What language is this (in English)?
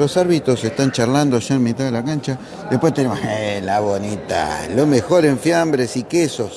Spanish